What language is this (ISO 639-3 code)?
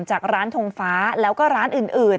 tha